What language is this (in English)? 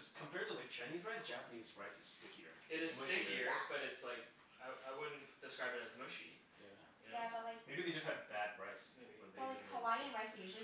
English